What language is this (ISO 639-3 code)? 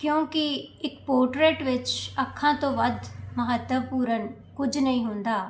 pan